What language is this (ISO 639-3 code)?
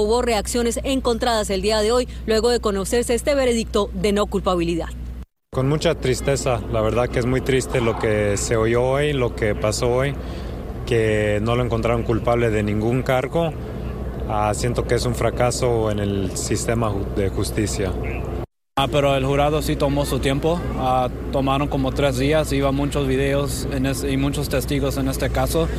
spa